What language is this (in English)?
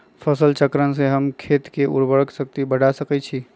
Magahi